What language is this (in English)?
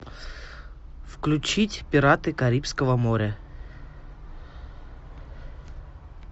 Russian